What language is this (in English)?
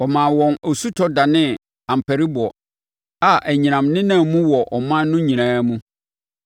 Akan